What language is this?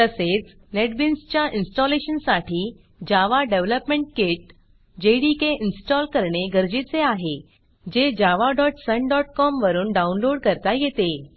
Marathi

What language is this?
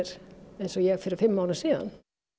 Icelandic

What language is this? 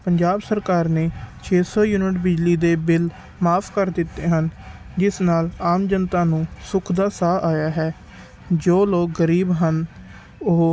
Punjabi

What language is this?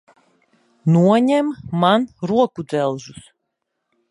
Latvian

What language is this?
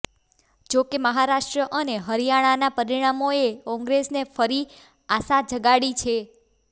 Gujarati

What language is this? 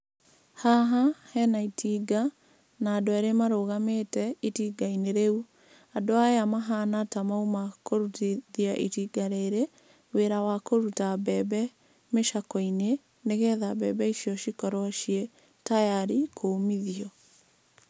Kikuyu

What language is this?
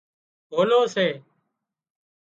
Wadiyara Koli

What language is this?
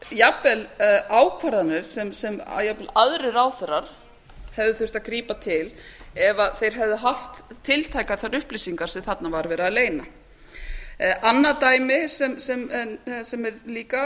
Icelandic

